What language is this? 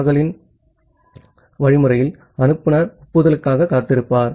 Tamil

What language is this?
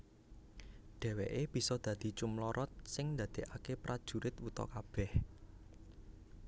Javanese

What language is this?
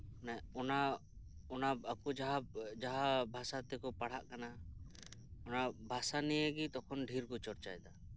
Santali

